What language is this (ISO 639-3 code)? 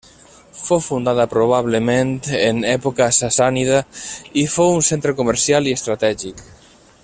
cat